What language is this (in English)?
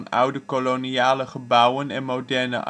Dutch